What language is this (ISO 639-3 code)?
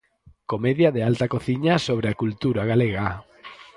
glg